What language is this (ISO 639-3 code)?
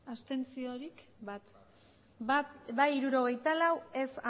eus